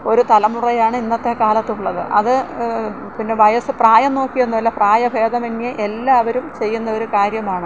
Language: Malayalam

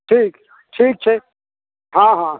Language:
Maithili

